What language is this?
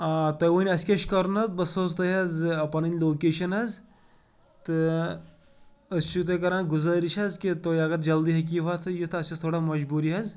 Kashmiri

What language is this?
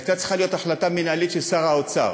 Hebrew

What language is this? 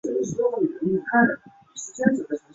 Chinese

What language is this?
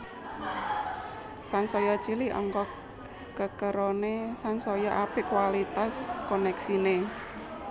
Javanese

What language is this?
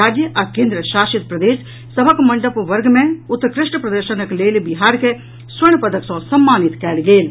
Maithili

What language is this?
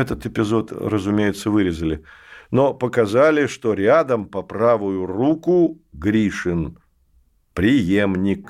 Russian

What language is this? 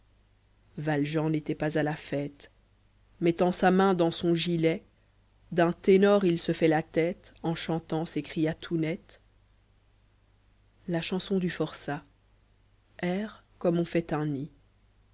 French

